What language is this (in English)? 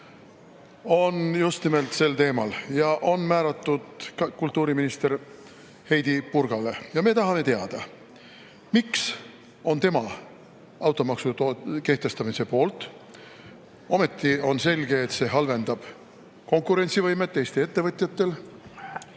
Estonian